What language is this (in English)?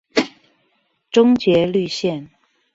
Chinese